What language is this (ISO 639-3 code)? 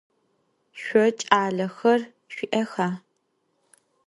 ady